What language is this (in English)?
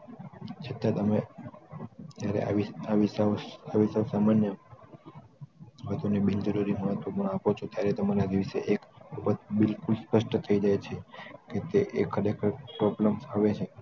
Gujarati